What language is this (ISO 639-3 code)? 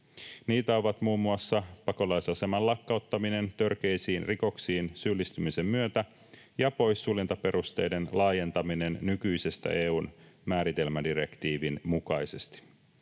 fin